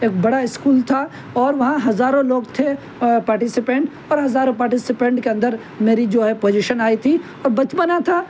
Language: Urdu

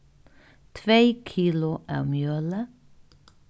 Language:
Faroese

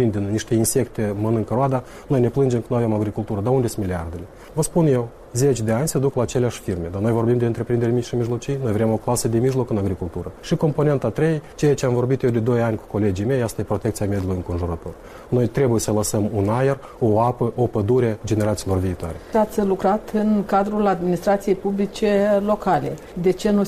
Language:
Romanian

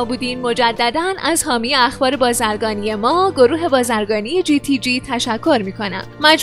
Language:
Persian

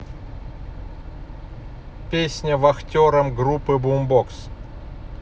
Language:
Russian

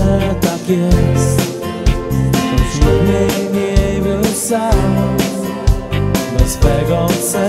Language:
Polish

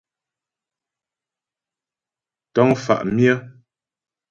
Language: Ghomala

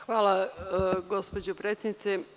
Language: Serbian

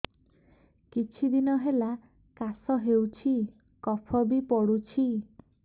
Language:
Odia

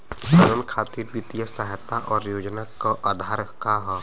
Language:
Bhojpuri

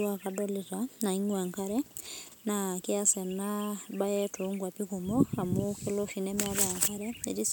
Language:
Masai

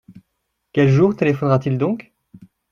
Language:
French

